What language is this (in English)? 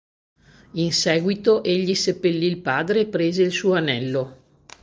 Italian